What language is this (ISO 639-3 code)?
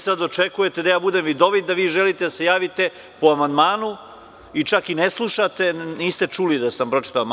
srp